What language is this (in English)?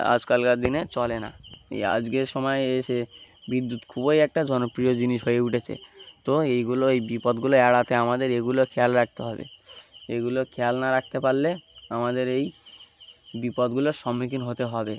Bangla